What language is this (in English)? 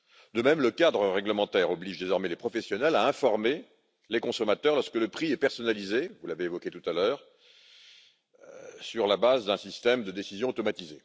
French